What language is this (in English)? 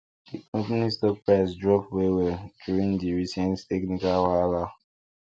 Nigerian Pidgin